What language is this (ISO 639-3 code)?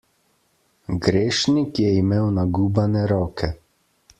slv